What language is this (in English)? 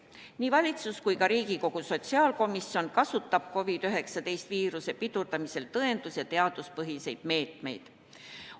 Estonian